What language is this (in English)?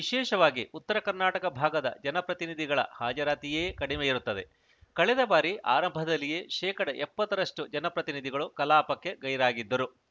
Kannada